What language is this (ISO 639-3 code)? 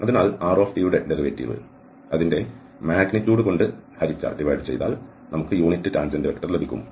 mal